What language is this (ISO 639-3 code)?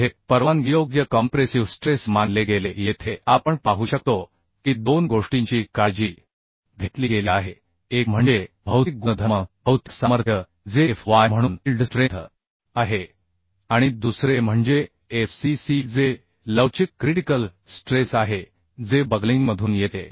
mar